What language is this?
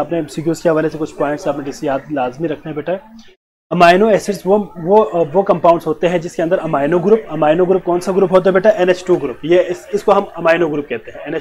Hindi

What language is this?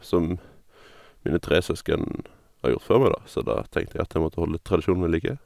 Norwegian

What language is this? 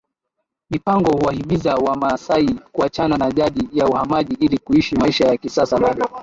Swahili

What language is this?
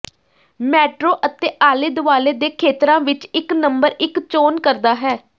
Punjabi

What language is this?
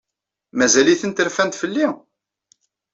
Kabyle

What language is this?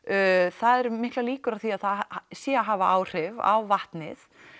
Icelandic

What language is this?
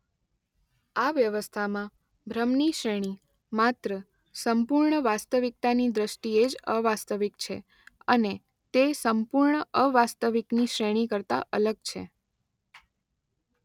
Gujarati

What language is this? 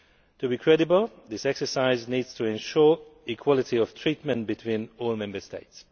English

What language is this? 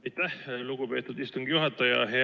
Estonian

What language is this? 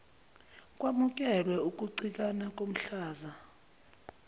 Zulu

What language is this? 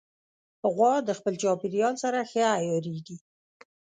Pashto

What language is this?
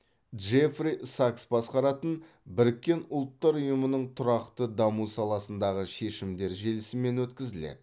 Kazakh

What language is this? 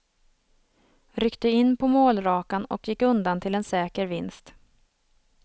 Swedish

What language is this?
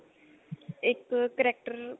Punjabi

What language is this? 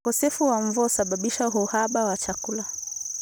Kalenjin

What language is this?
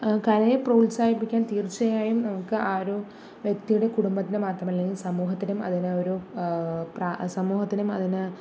Malayalam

